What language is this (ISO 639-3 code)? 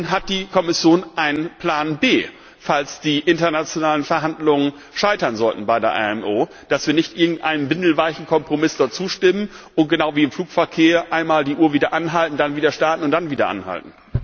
deu